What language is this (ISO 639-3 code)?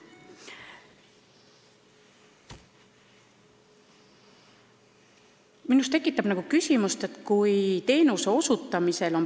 est